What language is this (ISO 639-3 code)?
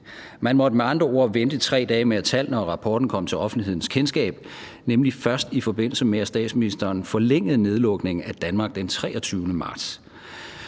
dan